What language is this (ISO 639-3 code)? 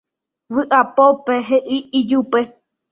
grn